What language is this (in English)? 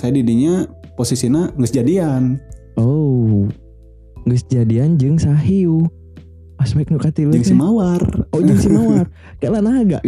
Indonesian